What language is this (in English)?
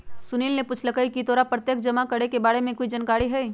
Magahi